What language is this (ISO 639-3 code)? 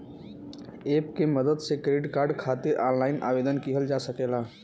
bho